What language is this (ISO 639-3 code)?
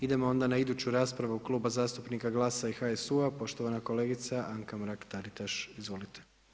hrv